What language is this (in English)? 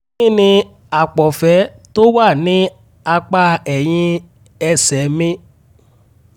Yoruba